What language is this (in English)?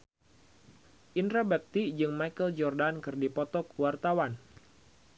Sundanese